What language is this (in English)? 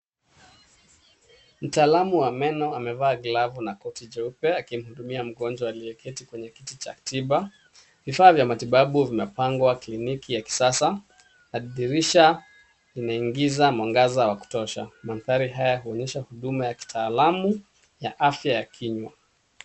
Swahili